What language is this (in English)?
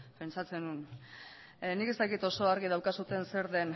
Basque